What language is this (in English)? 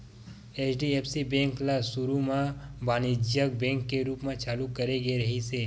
Chhattisgarhi